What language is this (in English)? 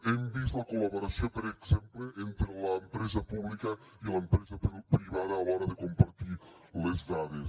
Catalan